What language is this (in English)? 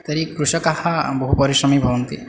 Sanskrit